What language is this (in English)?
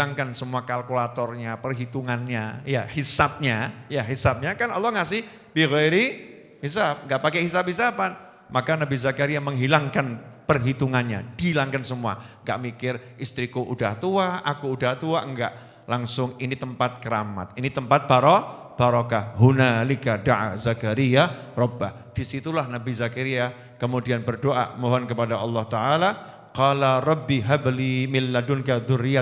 Indonesian